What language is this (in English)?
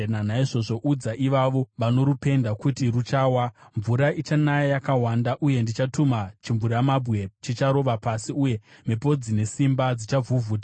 Shona